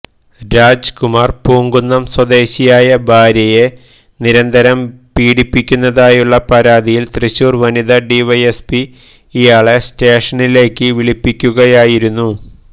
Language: Malayalam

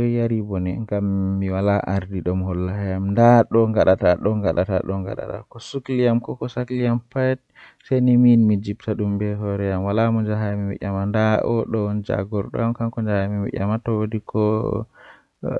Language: Western Niger Fulfulde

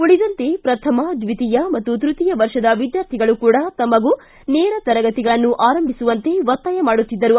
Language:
Kannada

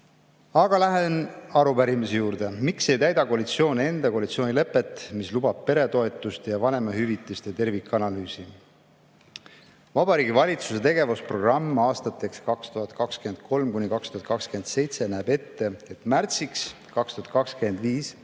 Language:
Estonian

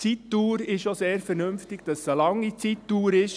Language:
Swiss German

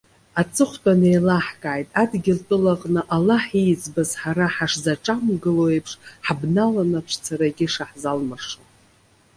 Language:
Abkhazian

